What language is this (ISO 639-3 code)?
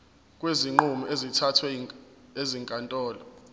zul